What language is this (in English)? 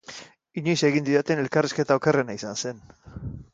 Basque